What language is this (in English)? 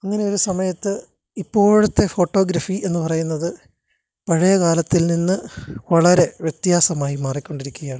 Malayalam